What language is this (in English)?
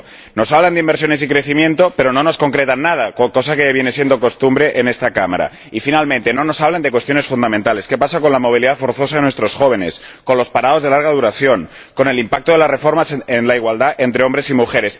Spanish